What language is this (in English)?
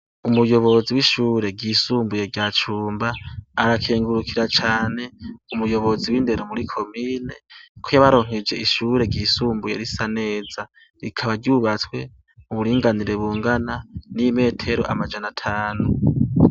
Rundi